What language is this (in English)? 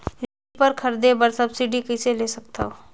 Chhattisgarhi